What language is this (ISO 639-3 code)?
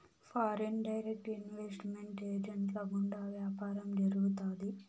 tel